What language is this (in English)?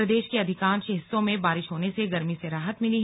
Hindi